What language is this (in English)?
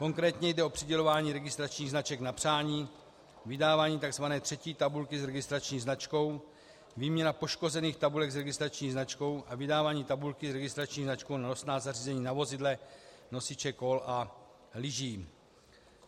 Czech